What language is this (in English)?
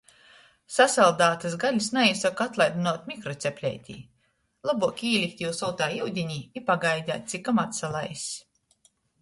Latgalian